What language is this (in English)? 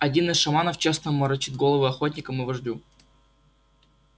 Russian